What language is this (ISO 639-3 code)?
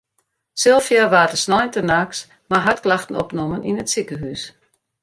fry